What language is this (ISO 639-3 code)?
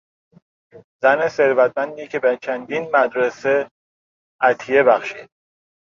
fas